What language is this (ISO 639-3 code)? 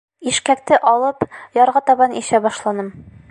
bak